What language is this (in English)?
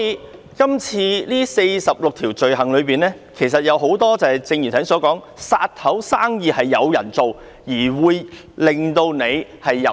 Cantonese